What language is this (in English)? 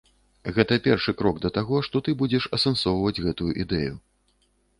Belarusian